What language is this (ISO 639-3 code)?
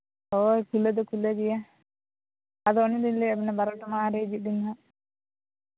sat